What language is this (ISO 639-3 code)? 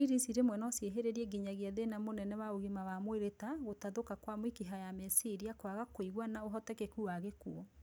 kik